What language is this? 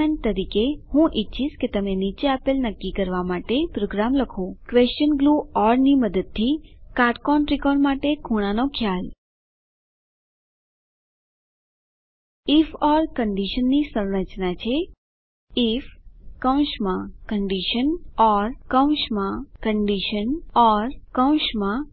Gujarati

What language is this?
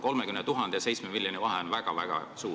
Estonian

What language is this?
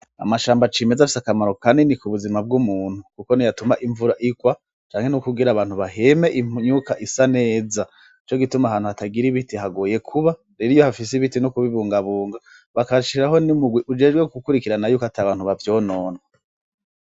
Rundi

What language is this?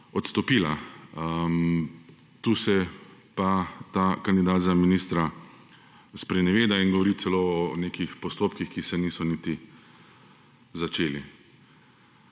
Slovenian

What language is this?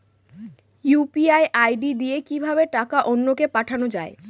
Bangla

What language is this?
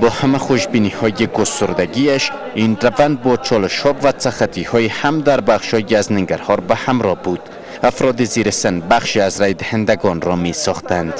Persian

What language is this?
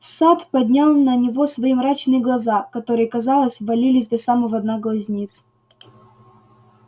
Russian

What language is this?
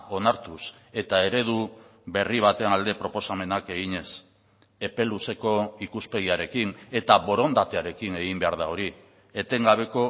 Basque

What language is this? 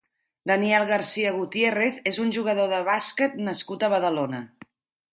Catalan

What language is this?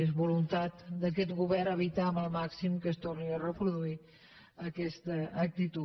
Catalan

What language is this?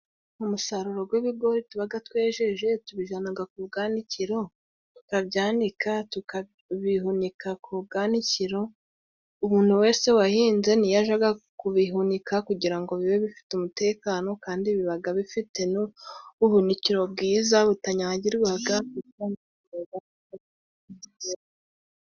Kinyarwanda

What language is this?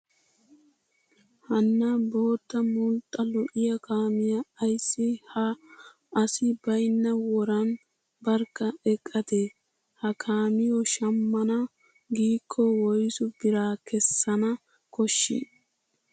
Wolaytta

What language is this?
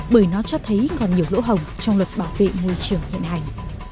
Vietnamese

